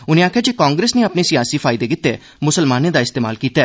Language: Dogri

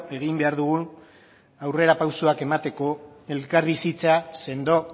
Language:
Basque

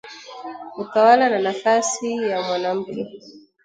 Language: Swahili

